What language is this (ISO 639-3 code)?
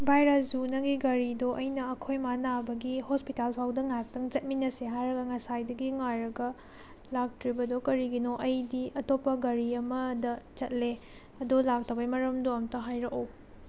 mni